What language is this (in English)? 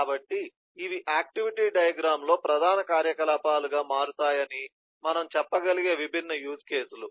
Telugu